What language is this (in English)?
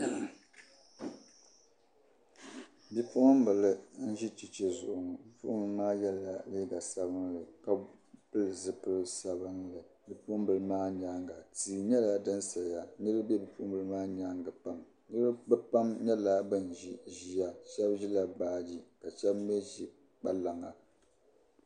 Dagbani